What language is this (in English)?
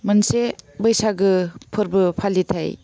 Bodo